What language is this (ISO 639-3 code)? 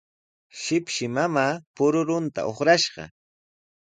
qws